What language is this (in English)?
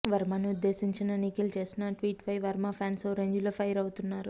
Telugu